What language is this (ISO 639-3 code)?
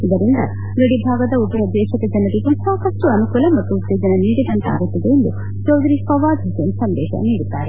kan